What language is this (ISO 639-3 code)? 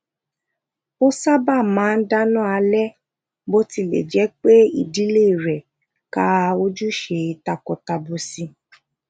yor